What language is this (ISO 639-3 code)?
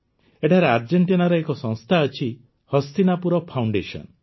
ori